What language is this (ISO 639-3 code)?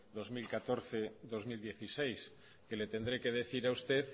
spa